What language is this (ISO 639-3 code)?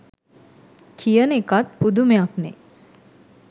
sin